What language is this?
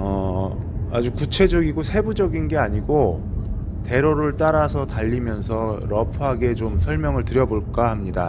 Korean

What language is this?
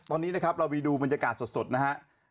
Thai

